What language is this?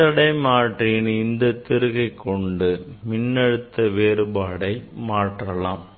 Tamil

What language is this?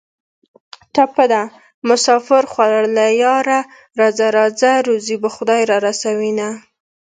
Pashto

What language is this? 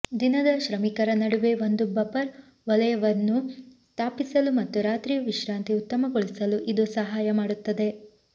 Kannada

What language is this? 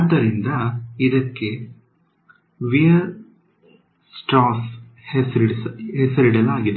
Kannada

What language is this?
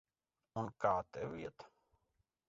Latvian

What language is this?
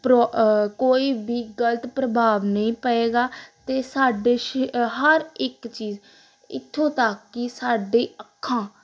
Punjabi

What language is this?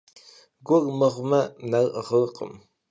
Kabardian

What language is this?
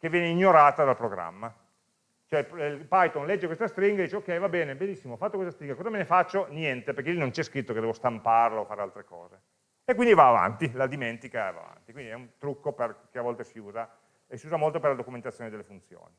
Italian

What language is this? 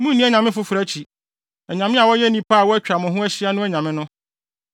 Akan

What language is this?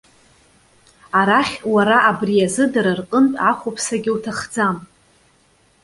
Abkhazian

